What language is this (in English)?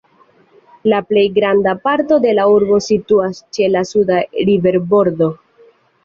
Esperanto